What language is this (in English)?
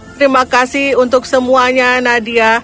Indonesian